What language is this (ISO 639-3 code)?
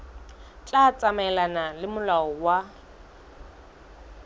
sot